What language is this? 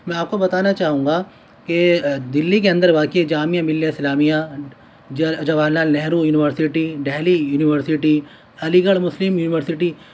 Urdu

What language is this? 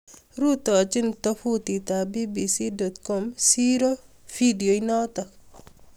Kalenjin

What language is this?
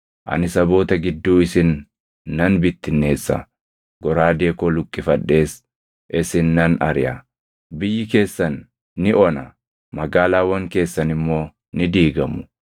Oromo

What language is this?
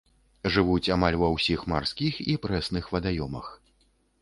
Belarusian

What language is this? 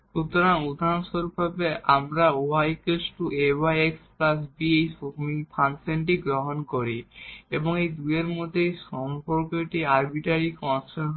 Bangla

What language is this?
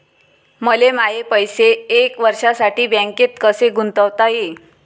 Marathi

